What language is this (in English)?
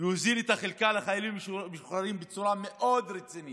Hebrew